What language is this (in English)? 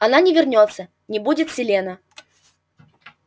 Russian